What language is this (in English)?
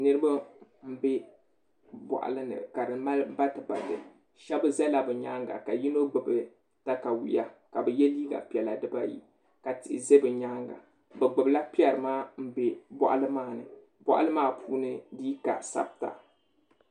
Dagbani